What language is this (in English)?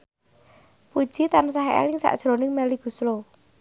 Javanese